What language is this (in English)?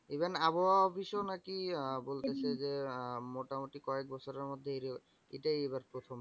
Bangla